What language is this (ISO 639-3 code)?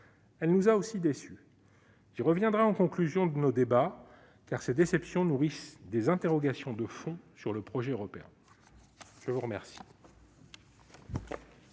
fra